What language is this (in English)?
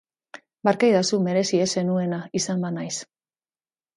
Basque